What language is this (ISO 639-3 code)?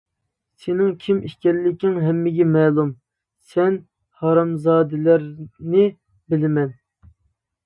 uig